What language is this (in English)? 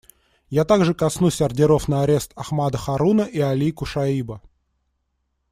Russian